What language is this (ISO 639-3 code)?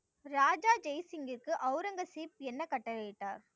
tam